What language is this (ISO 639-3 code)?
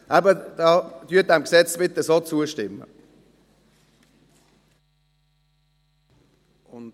gsw